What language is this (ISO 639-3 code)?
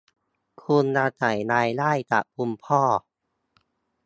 tha